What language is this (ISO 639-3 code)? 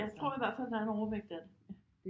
dan